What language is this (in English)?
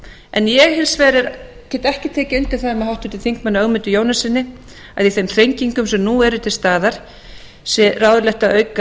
Icelandic